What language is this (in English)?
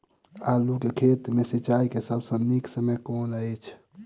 Maithili